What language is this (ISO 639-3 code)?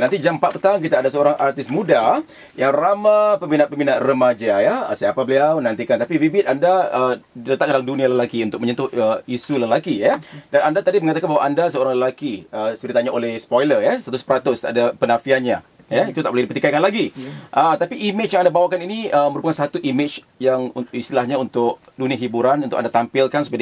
msa